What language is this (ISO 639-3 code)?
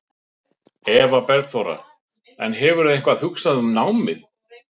isl